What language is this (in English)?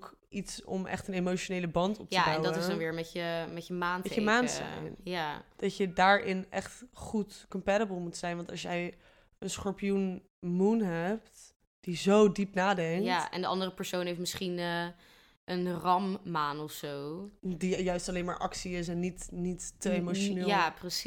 Dutch